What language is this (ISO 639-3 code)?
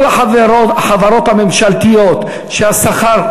heb